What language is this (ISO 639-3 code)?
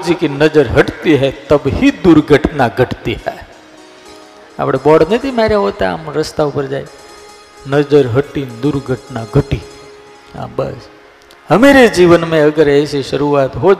guj